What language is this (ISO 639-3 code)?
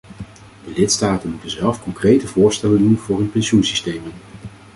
nld